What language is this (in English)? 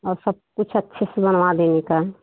Hindi